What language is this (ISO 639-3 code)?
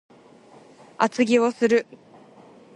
jpn